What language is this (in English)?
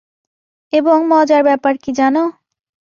Bangla